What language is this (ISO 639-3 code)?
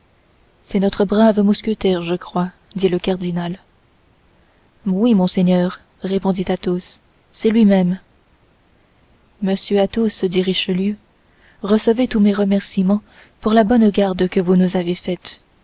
fra